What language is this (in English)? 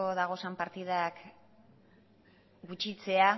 Basque